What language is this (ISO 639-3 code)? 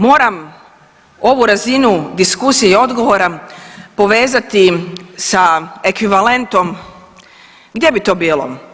hrv